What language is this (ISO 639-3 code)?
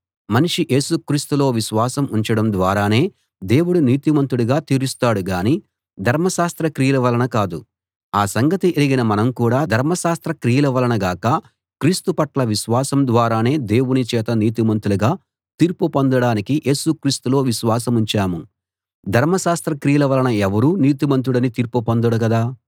tel